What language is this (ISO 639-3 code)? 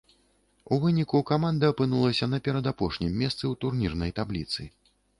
bel